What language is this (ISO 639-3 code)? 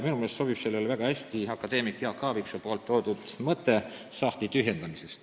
est